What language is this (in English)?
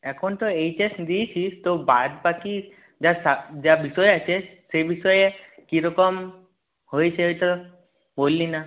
Bangla